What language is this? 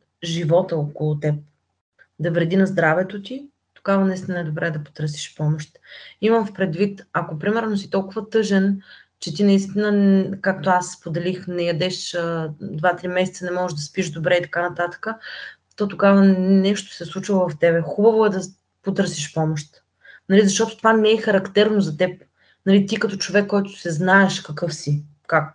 Bulgarian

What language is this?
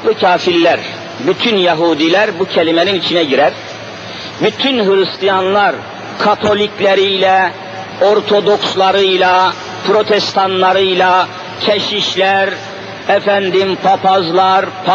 Turkish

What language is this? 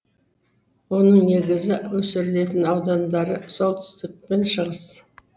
Kazakh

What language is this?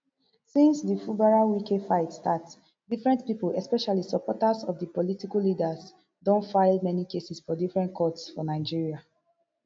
Nigerian Pidgin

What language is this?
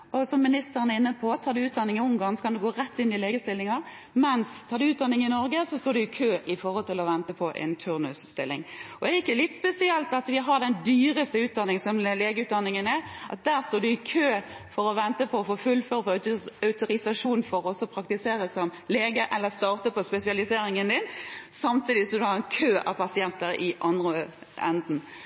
Norwegian Bokmål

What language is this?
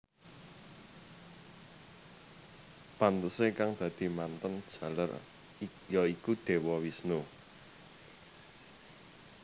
Javanese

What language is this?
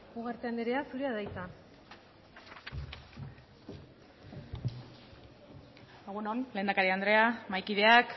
Basque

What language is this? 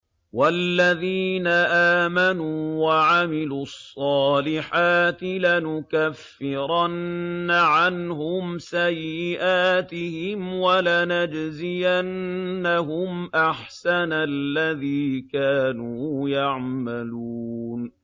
Arabic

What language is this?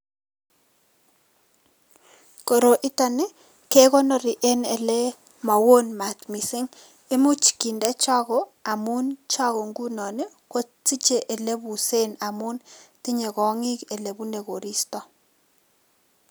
Kalenjin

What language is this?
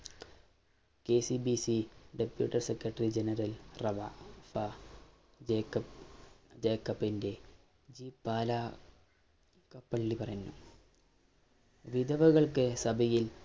Malayalam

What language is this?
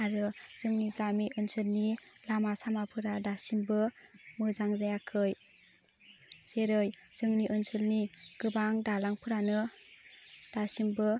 Bodo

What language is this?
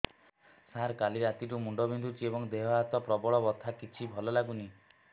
Odia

